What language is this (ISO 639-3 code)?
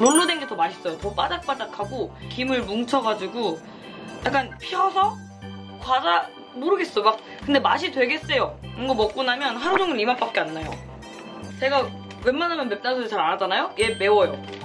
kor